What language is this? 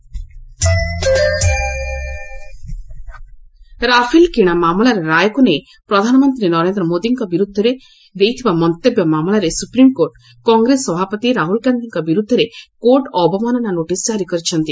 Odia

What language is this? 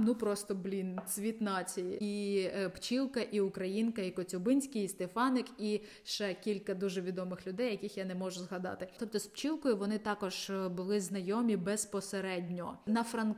Ukrainian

